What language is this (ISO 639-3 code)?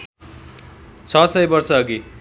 nep